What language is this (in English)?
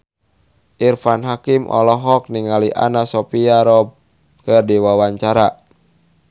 Sundanese